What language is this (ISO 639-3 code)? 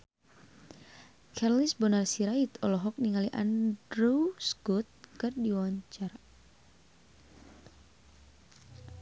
sun